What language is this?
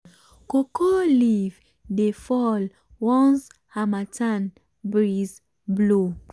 Nigerian Pidgin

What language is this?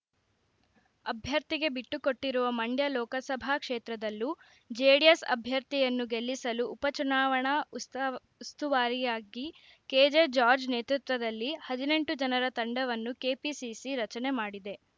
Kannada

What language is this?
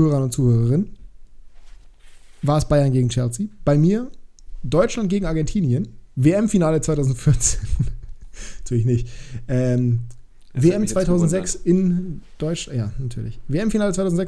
German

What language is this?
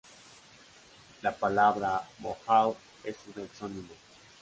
Spanish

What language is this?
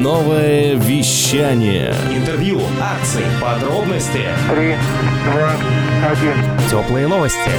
Russian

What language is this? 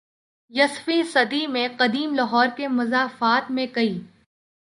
Urdu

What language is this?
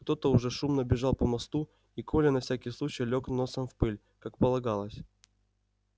Russian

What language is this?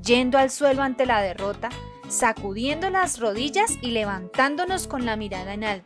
Spanish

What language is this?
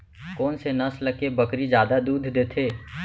Chhattisgarhi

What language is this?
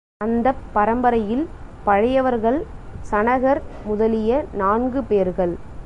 Tamil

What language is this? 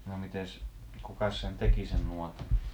Finnish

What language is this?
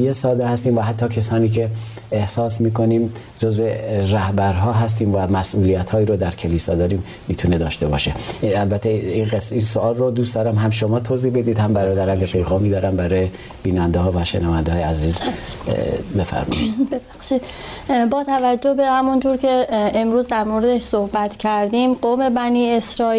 Persian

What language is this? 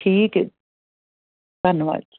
Punjabi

